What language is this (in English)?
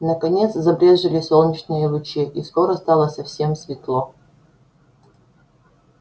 Russian